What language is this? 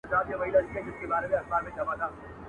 Pashto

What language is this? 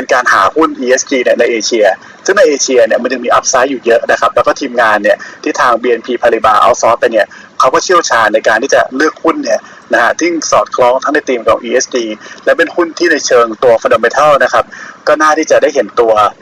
Thai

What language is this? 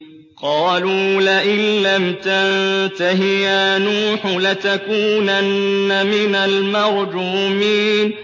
Arabic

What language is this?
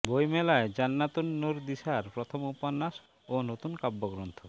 Bangla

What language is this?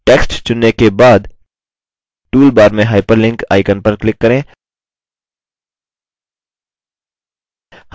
Hindi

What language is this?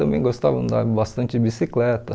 Portuguese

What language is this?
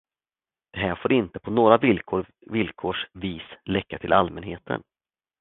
Swedish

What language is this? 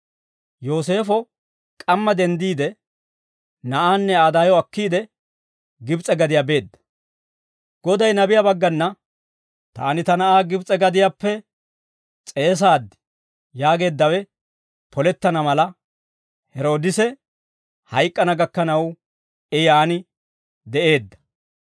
Dawro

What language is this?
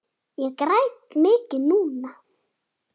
Icelandic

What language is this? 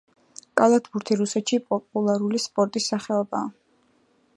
Georgian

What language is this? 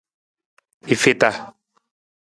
Nawdm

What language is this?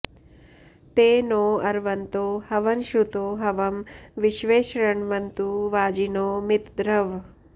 Sanskrit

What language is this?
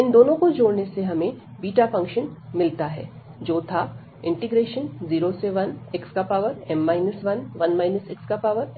Hindi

